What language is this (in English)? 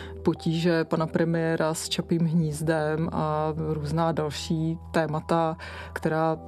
Czech